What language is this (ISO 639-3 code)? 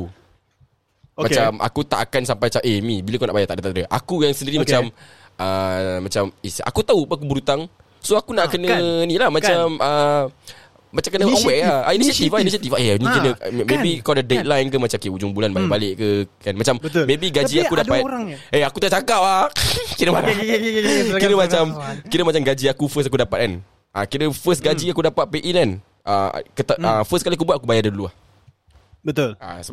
msa